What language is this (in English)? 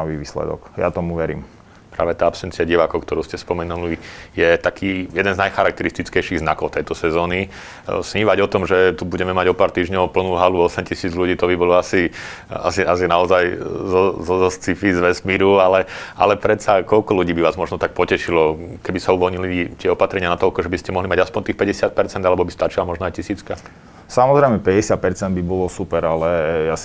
Slovak